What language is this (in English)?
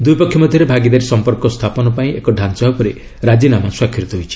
Odia